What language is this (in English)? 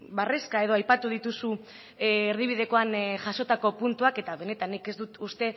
Basque